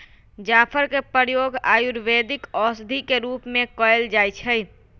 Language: Magahi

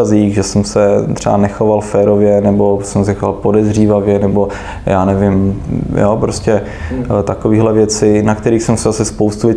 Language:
Czech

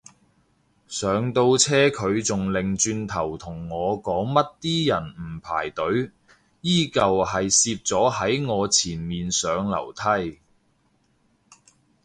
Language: Cantonese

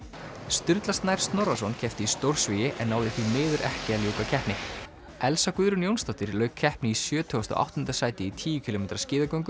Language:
Icelandic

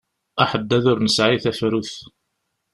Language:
Kabyle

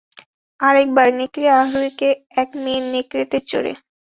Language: Bangla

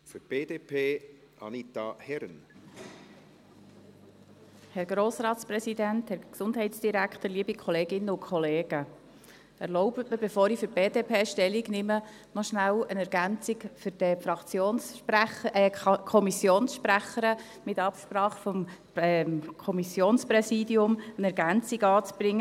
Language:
Swiss German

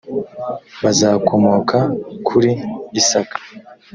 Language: Kinyarwanda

